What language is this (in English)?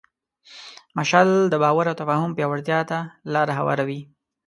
Pashto